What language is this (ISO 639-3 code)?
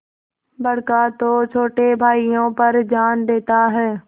hin